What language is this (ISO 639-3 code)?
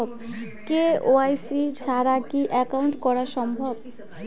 ben